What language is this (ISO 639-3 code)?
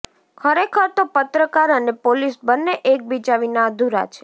guj